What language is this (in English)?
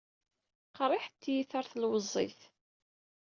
Kabyle